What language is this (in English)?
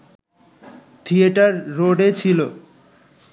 Bangla